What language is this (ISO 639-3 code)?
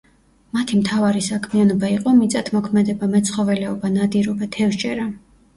kat